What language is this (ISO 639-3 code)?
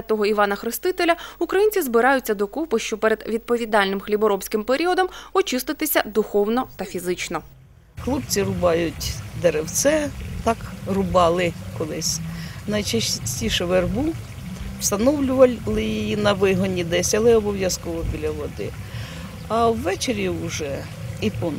ukr